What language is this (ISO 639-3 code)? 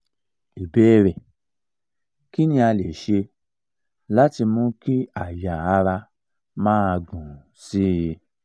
yor